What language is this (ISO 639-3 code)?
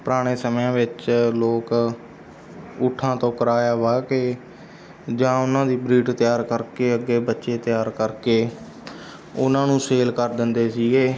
pan